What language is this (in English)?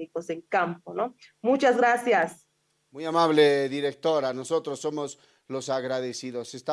Spanish